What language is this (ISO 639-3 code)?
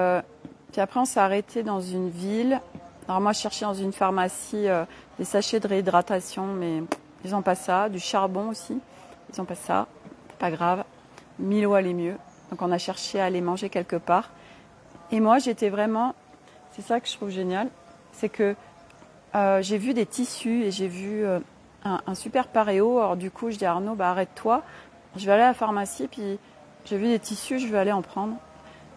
fra